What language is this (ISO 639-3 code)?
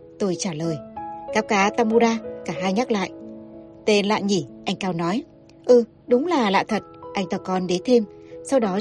vie